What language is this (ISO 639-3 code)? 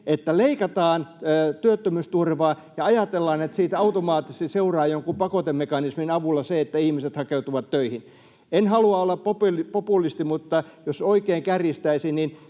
fin